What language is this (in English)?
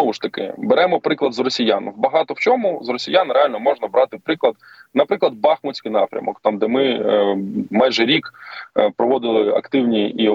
Ukrainian